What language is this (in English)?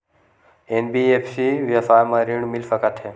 Chhattisgarhi